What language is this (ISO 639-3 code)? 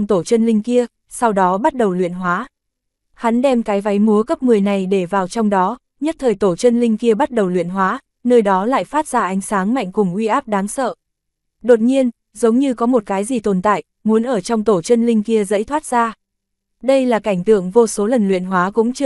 vie